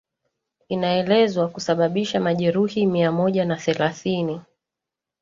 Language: Swahili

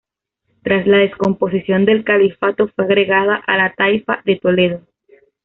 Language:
Spanish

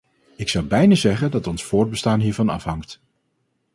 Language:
Dutch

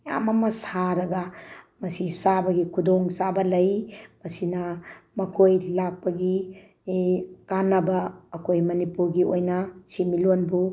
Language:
Manipuri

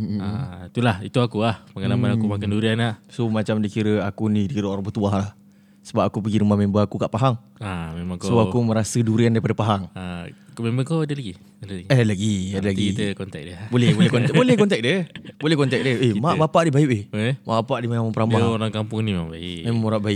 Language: Malay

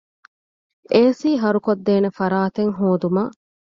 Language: Divehi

